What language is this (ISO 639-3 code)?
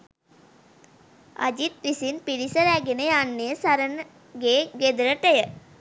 sin